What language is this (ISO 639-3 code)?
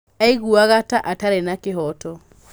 kik